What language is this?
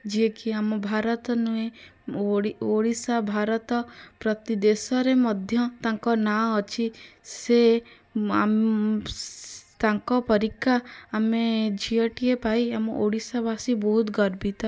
Odia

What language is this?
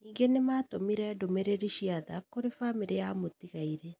Kikuyu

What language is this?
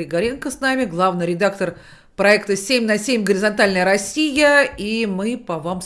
Russian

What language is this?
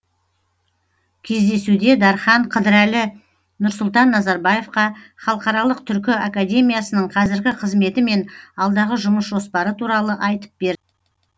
Kazakh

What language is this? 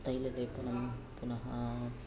Sanskrit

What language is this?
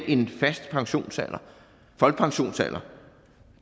Danish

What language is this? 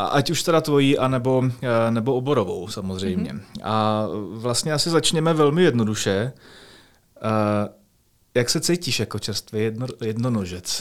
Czech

